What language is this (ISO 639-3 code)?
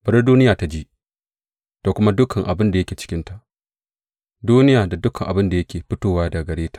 hau